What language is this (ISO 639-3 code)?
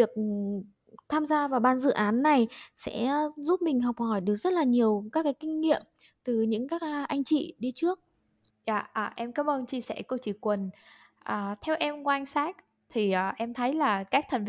vie